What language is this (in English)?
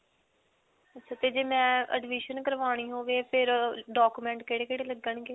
Punjabi